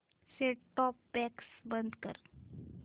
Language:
Marathi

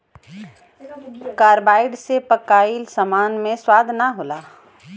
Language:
Bhojpuri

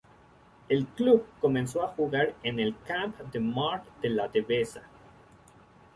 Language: Spanish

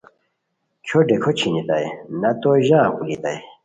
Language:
Khowar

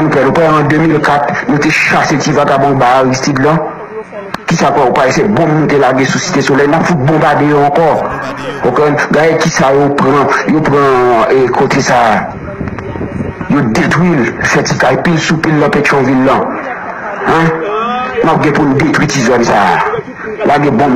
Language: French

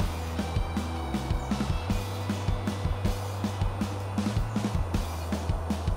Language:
Indonesian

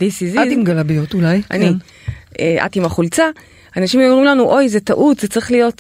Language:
Hebrew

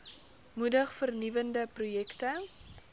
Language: Afrikaans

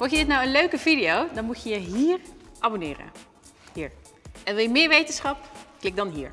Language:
Dutch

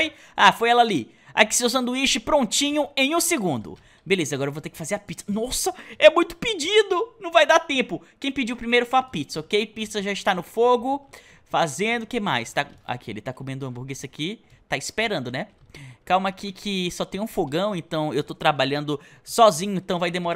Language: Portuguese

